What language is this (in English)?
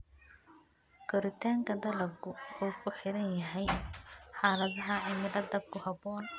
Somali